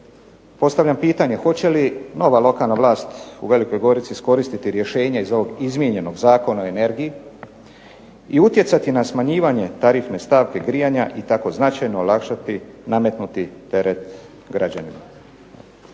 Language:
Croatian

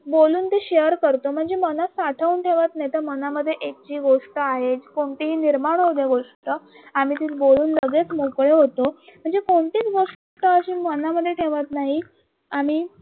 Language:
Marathi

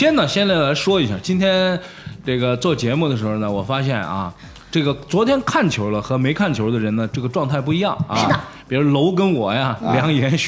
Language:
Chinese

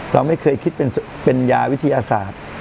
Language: Thai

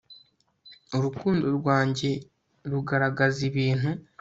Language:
Kinyarwanda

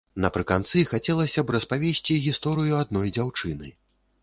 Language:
Belarusian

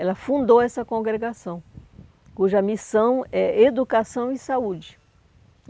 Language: Portuguese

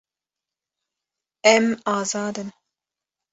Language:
Kurdish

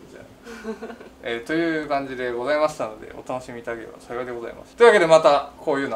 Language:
Japanese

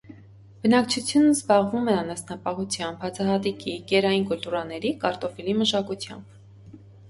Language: Armenian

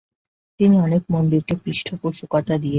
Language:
Bangla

